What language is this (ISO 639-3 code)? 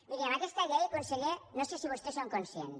cat